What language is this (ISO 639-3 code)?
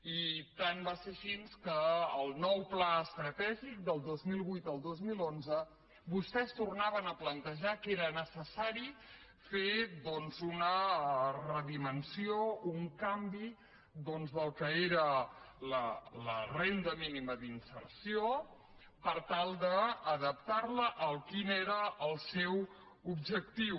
cat